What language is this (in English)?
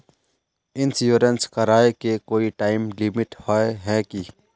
Magahi